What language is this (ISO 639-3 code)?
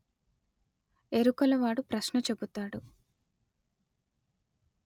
tel